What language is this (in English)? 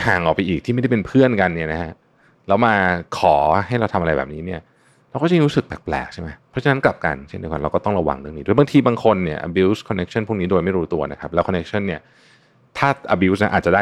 Thai